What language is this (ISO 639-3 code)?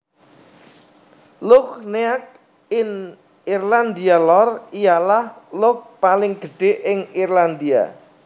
jav